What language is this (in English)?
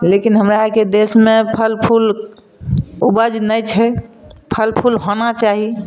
Maithili